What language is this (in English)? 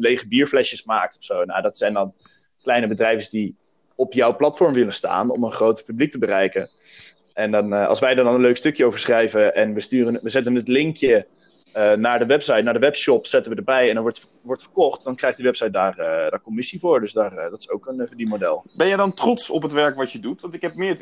Dutch